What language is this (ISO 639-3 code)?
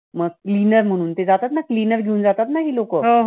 mar